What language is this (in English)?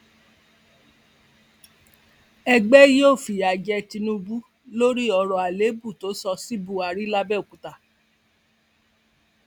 Yoruba